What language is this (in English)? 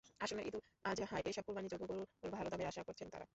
Bangla